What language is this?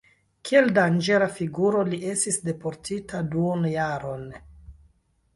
Esperanto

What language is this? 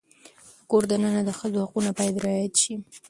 Pashto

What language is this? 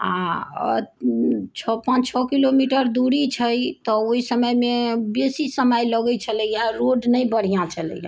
Maithili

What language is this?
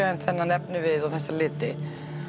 Icelandic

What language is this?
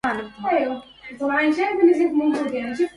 Arabic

